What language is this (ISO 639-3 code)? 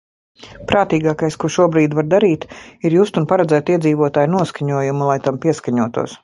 lav